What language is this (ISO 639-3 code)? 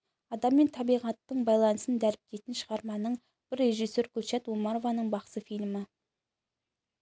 kaz